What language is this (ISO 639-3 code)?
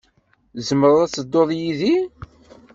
kab